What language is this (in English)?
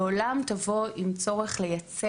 Hebrew